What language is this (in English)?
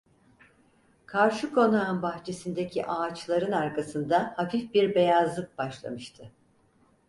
Turkish